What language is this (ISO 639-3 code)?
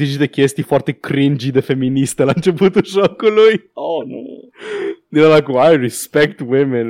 ron